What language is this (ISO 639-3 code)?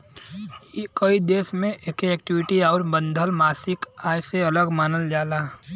bho